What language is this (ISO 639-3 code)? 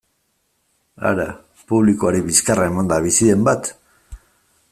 eus